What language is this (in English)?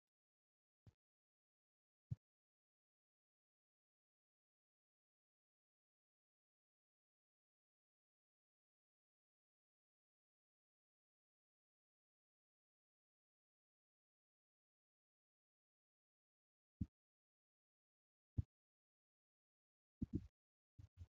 Oromo